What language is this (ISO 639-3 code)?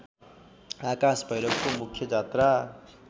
nep